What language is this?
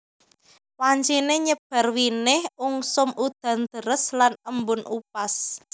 Javanese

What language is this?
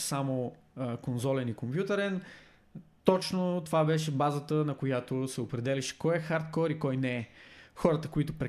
Bulgarian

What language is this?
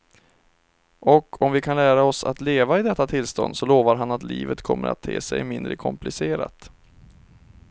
Swedish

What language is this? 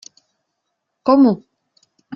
Czech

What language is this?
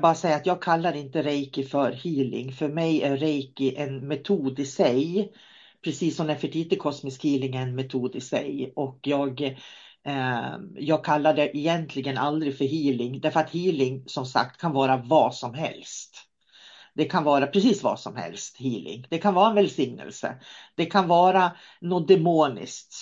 Swedish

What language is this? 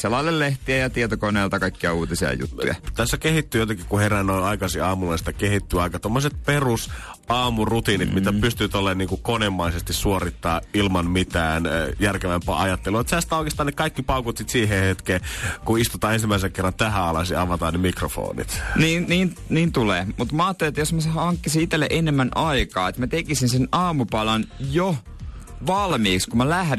Finnish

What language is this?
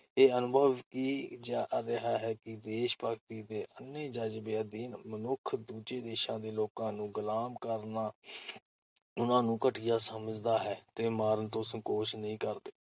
Punjabi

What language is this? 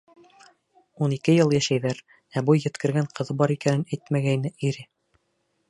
Bashkir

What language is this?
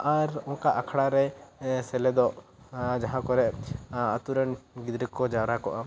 Santali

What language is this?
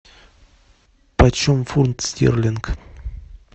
Russian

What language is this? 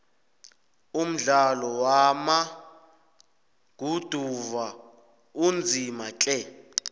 South Ndebele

